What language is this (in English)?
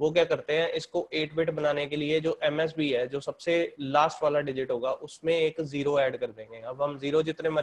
Hindi